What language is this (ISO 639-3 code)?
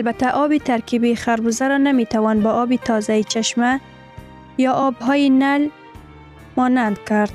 fas